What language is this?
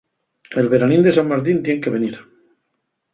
Asturian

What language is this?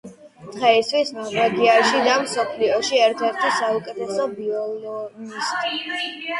Georgian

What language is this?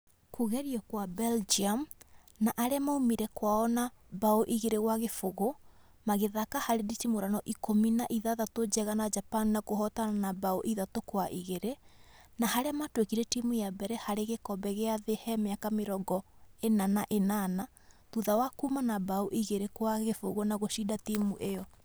Kikuyu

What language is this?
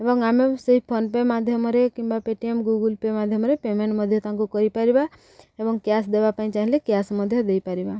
Odia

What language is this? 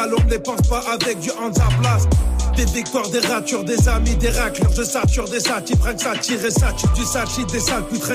French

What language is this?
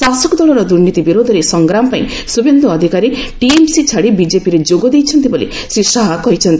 Odia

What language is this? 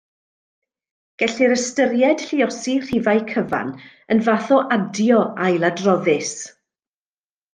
Welsh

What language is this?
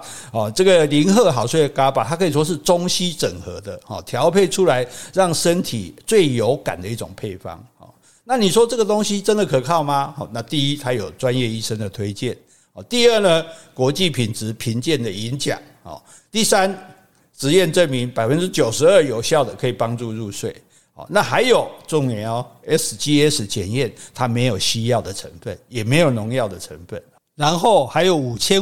Chinese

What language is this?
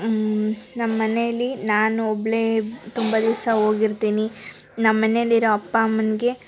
Kannada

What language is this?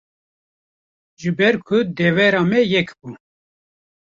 Kurdish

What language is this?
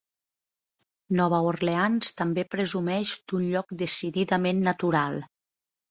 Catalan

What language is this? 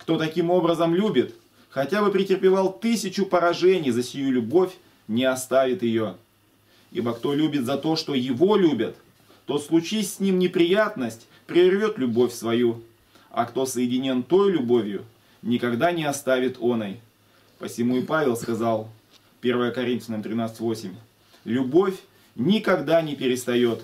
Russian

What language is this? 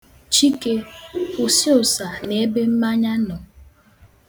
Igbo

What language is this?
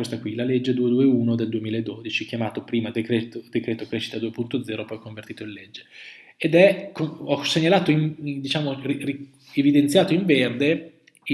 Italian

